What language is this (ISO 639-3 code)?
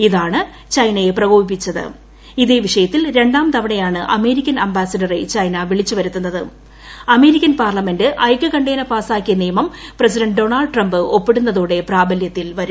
mal